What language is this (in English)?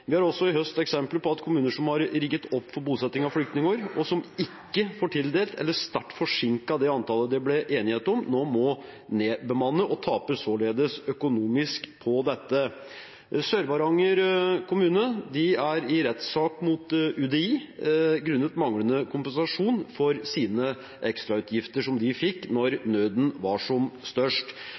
Norwegian Bokmål